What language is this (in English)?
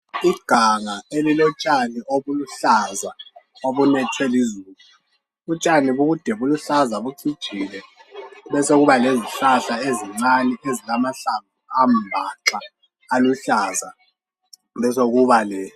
North Ndebele